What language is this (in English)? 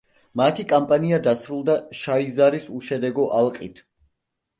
Georgian